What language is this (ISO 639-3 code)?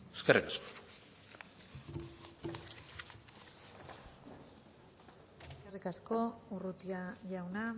eus